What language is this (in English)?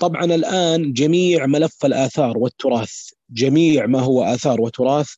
Arabic